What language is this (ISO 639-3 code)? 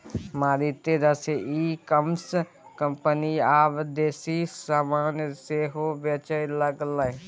mai